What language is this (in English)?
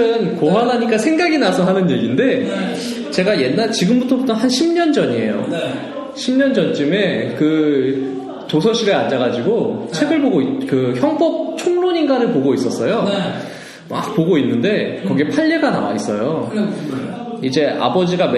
Korean